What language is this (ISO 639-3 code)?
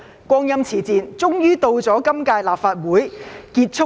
yue